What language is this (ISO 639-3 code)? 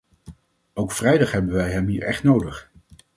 nld